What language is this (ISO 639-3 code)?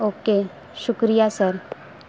urd